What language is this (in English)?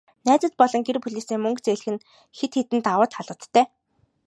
Mongolian